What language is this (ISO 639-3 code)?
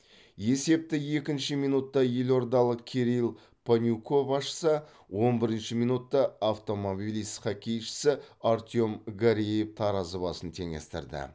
kaz